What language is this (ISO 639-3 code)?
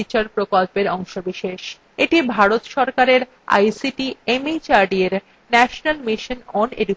ben